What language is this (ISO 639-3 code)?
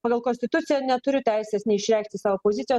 lit